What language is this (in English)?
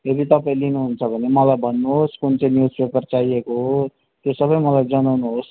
Nepali